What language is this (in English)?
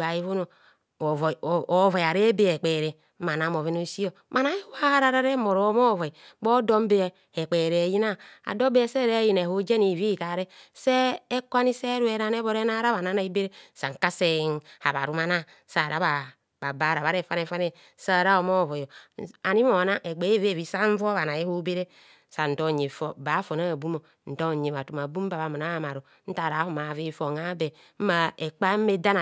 Kohumono